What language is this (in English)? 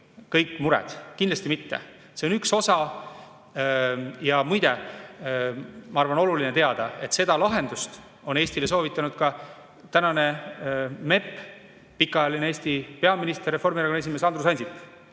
Estonian